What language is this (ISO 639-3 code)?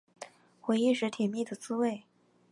zho